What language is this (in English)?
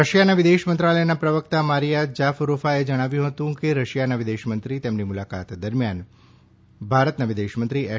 Gujarati